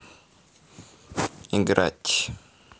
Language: Russian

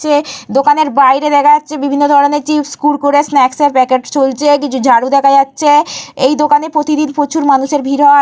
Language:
Bangla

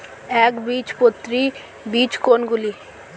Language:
Bangla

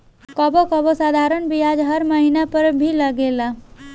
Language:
Bhojpuri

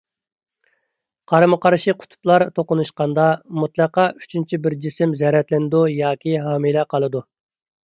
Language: Uyghur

